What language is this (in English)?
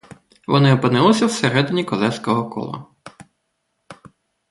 Ukrainian